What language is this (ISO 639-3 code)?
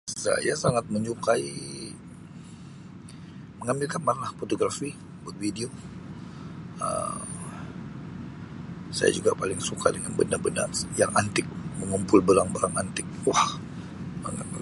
msi